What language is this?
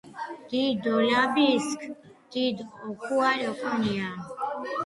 Georgian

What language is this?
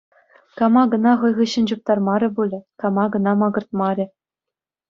Chuvash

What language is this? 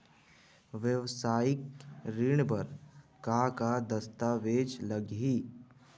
Chhattisgarhi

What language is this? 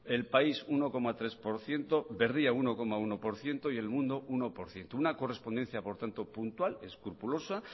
Spanish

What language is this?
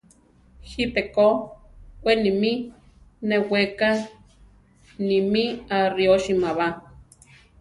Central Tarahumara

